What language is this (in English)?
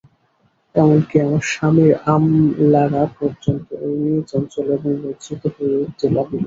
Bangla